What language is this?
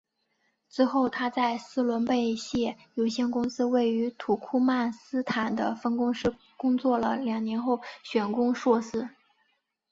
Chinese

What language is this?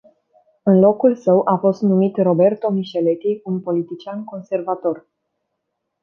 Romanian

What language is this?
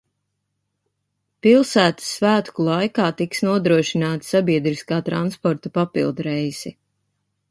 Latvian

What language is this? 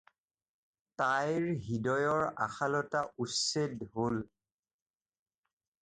Assamese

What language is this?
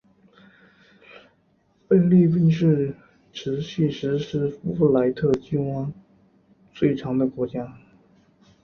Chinese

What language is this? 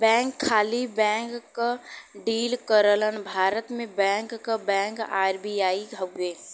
Bhojpuri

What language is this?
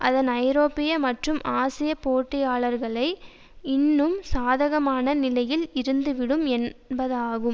Tamil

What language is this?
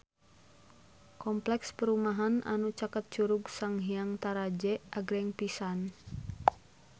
Sundanese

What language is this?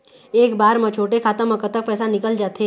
Chhattisgarhi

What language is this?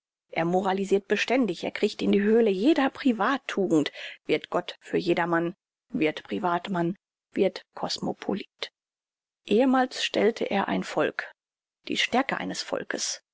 German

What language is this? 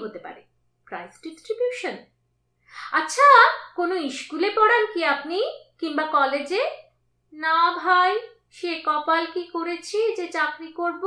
Bangla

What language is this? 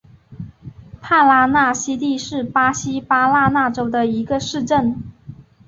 Chinese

